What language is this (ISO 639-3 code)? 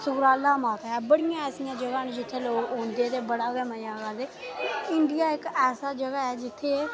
doi